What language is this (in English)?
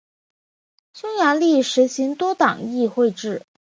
Chinese